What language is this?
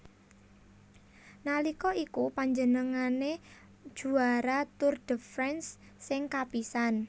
Javanese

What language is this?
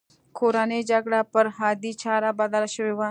Pashto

